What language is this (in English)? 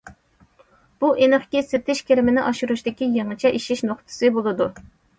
Uyghur